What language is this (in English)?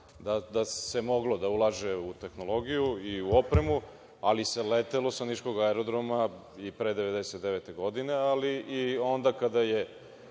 Serbian